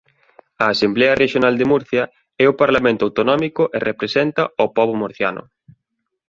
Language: Galician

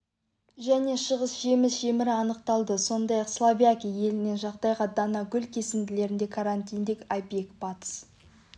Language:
Kazakh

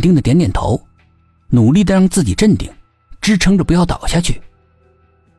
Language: Chinese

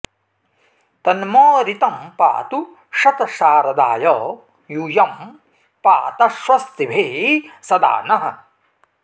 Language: Sanskrit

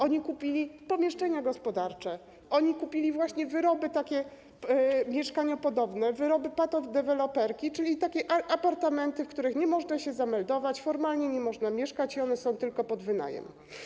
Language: Polish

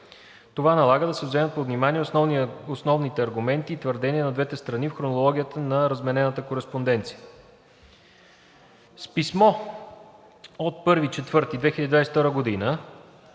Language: Bulgarian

